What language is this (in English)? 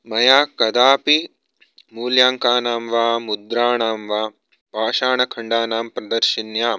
Sanskrit